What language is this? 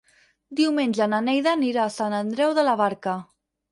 Catalan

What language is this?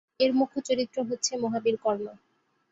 Bangla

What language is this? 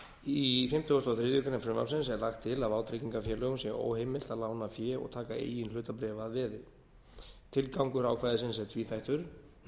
Icelandic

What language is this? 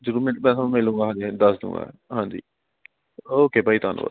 Punjabi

